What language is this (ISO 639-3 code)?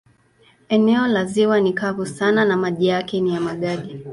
swa